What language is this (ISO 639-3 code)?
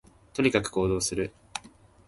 jpn